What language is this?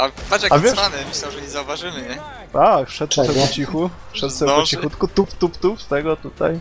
Polish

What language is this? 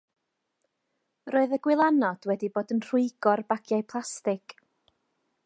Welsh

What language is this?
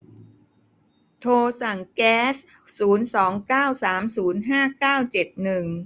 Thai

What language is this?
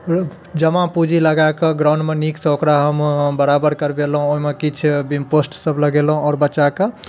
Maithili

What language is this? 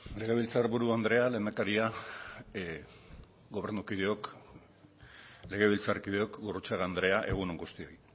Basque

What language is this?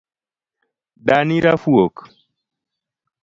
Luo (Kenya and Tanzania)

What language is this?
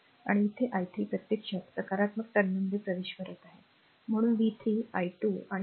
Marathi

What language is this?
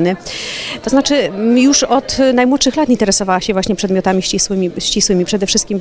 Polish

